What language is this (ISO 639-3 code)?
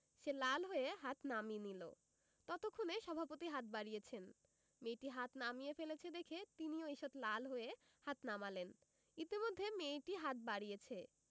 ben